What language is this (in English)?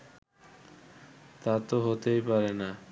Bangla